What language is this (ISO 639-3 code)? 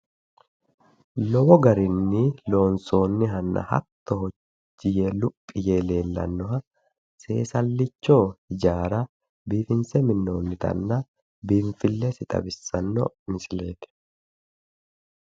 sid